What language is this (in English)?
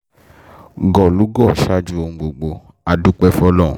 Yoruba